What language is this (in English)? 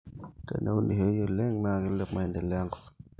Masai